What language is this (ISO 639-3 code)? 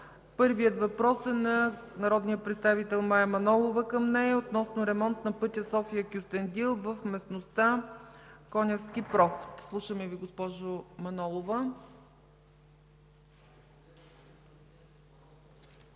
bul